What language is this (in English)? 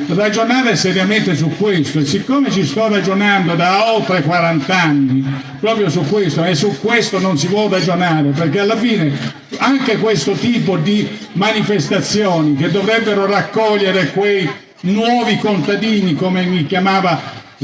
Italian